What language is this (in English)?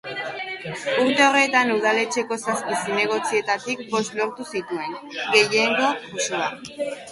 Basque